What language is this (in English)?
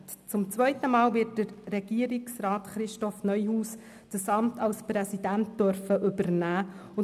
Swiss German